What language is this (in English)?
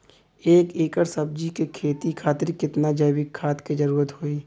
Bhojpuri